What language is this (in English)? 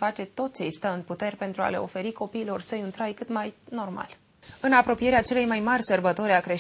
Romanian